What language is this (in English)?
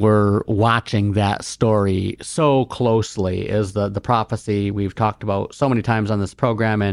English